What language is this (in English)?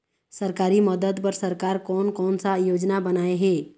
Chhattisgarhi